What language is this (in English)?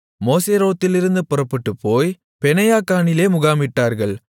Tamil